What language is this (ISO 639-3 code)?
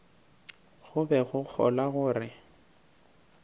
nso